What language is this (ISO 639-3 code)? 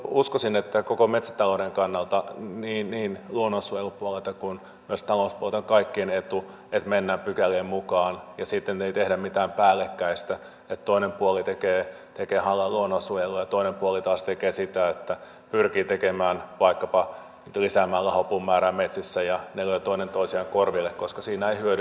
fin